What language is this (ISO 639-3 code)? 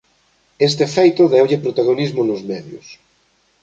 glg